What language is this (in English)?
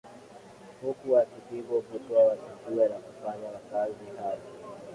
Swahili